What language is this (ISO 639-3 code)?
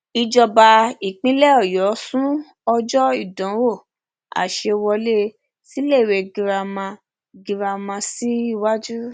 yor